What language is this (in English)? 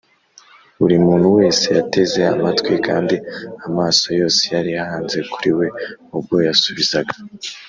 Kinyarwanda